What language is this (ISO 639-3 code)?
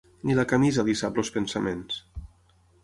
cat